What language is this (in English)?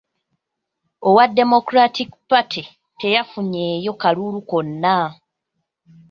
Ganda